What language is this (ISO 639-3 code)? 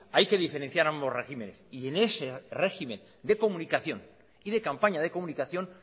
spa